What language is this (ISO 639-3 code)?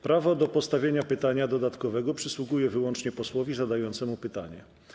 pol